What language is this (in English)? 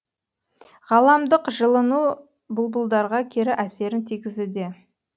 Kazakh